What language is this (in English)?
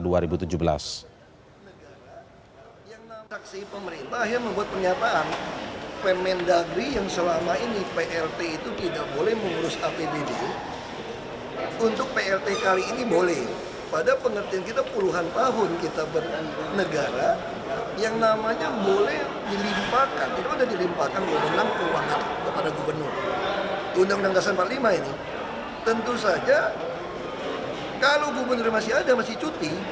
Indonesian